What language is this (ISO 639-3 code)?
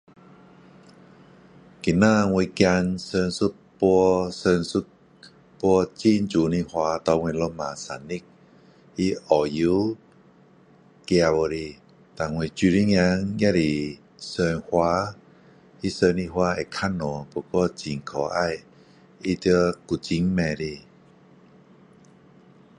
cdo